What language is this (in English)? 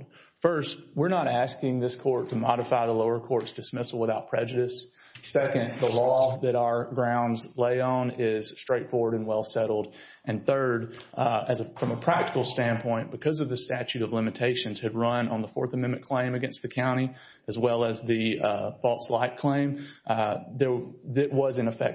English